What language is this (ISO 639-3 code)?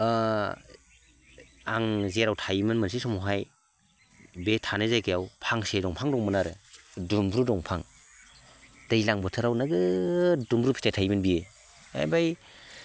brx